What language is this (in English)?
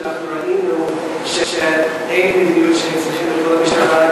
Hebrew